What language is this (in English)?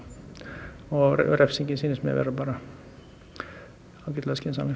Icelandic